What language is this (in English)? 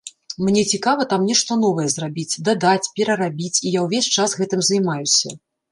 Belarusian